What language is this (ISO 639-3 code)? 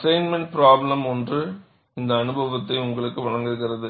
tam